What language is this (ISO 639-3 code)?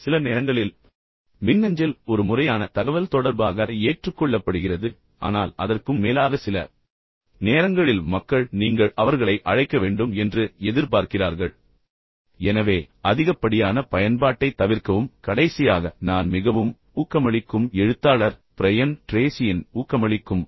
tam